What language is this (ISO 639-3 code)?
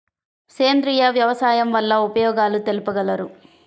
tel